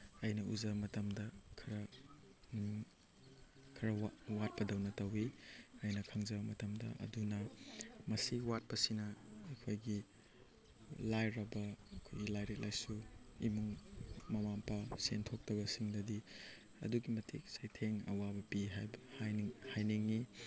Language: Manipuri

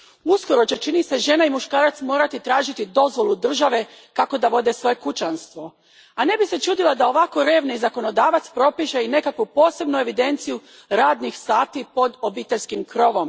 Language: Croatian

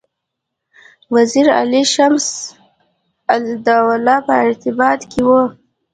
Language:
Pashto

